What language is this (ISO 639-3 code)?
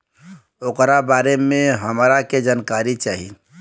bho